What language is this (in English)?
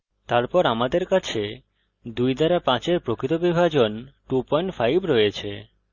Bangla